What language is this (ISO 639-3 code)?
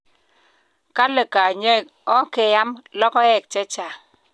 kln